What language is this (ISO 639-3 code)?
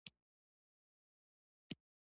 pus